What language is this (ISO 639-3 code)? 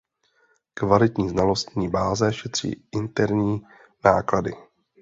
ces